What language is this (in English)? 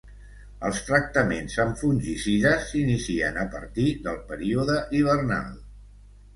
Catalan